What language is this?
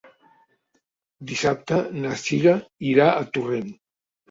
Catalan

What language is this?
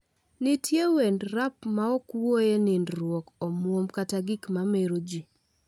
Luo (Kenya and Tanzania)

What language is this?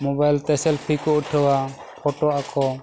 Santali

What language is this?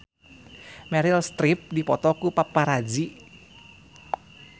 Sundanese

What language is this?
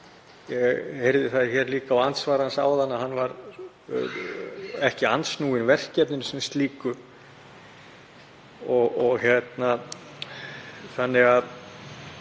Icelandic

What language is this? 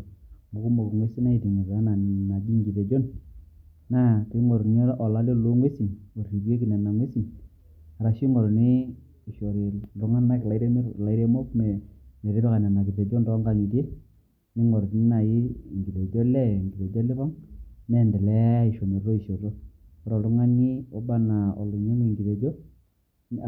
Masai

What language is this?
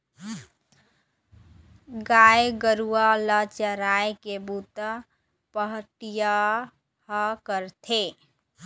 Chhattisgarhi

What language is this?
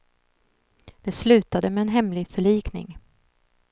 Swedish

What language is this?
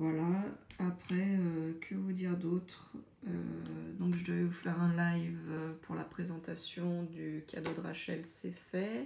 French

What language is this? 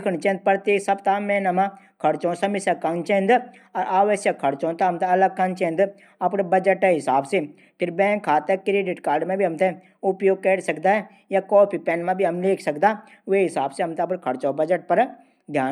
Garhwali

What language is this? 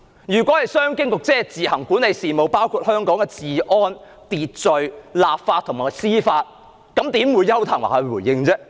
Cantonese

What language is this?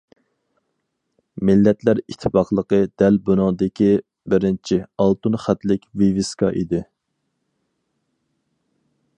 Uyghur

